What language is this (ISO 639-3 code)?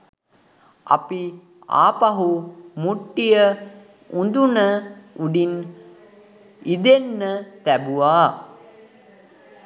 sin